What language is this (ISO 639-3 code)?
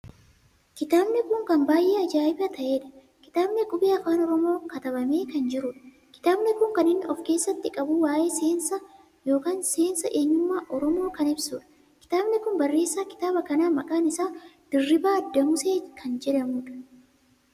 orm